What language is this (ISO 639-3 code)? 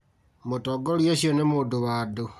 kik